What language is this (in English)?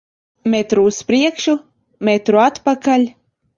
Latvian